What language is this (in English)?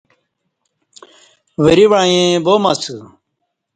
Kati